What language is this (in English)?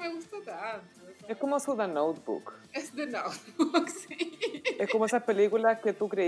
Spanish